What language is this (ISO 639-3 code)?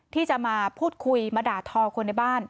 tha